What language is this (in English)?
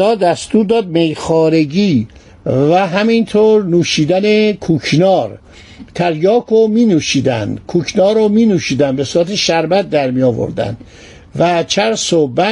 Persian